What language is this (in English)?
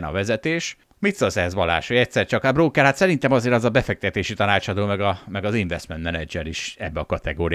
Hungarian